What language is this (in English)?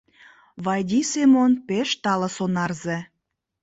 Mari